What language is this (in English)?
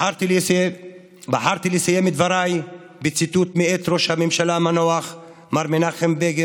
Hebrew